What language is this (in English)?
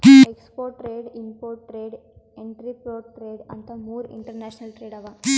Kannada